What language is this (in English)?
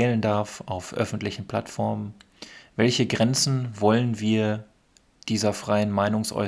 German